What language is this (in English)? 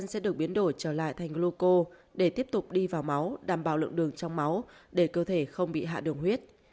Vietnamese